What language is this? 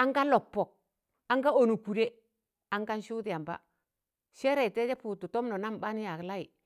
Tangale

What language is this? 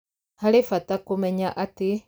Kikuyu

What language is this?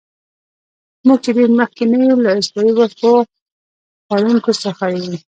Pashto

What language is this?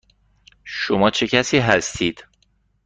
Persian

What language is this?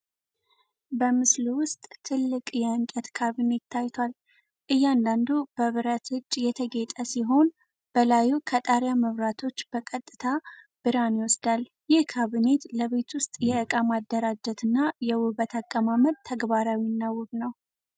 Amharic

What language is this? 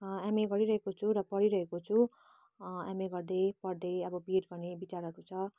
Nepali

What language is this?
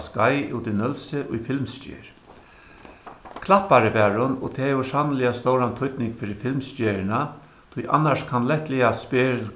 Faroese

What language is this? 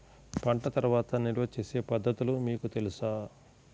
Telugu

